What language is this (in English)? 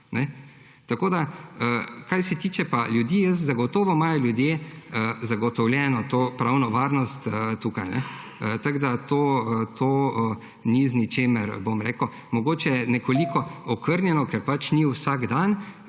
Slovenian